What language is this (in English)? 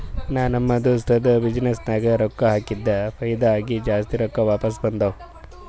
Kannada